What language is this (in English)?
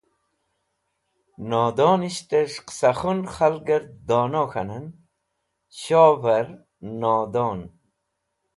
Wakhi